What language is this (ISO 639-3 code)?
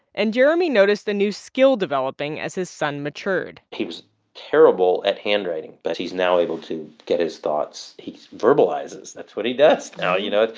eng